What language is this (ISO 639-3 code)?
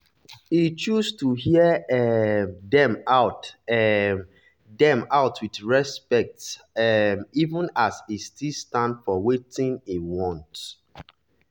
pcm